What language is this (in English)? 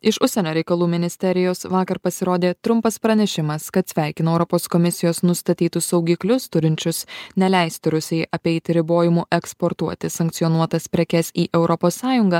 Lithuanian